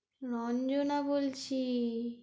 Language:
Bangla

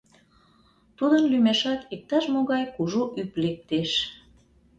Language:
Mari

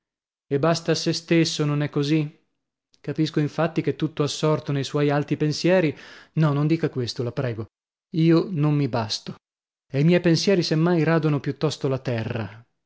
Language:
Italian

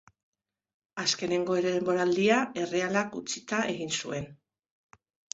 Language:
Basque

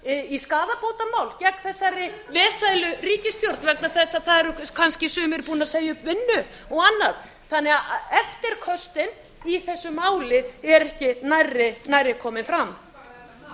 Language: Icelandic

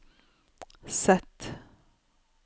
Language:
Norwegian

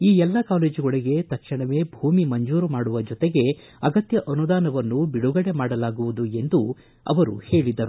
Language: Kannada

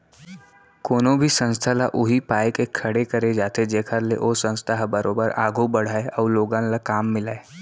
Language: Chhattisgarhi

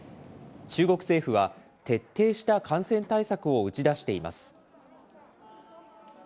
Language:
Japanese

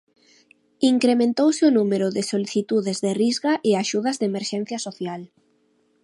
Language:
Galician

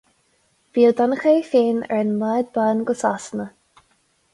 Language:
Irish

